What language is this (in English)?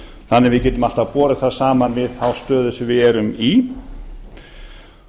Icelandic